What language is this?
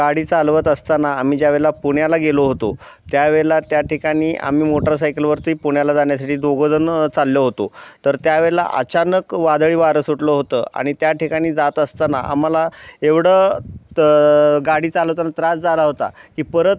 Marathi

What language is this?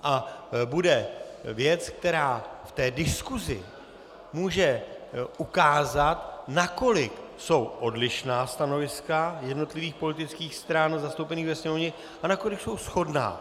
Czech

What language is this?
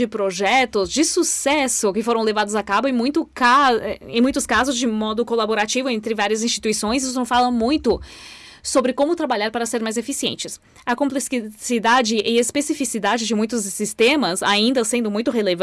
Portuguese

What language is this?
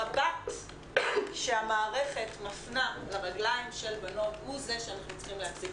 Hebrew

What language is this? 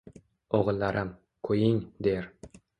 Uzbek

